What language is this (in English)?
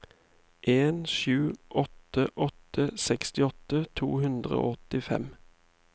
Norwegian